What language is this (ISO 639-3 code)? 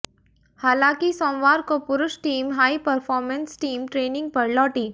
hin